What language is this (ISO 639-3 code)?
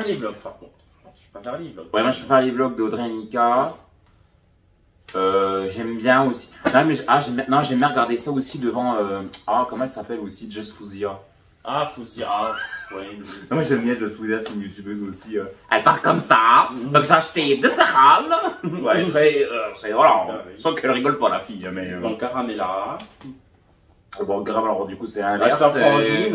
fra